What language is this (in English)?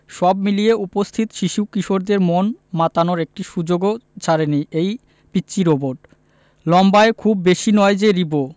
Bangla